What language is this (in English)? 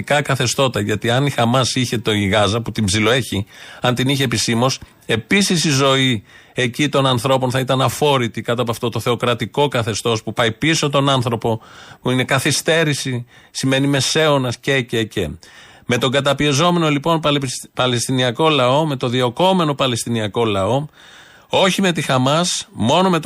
Greek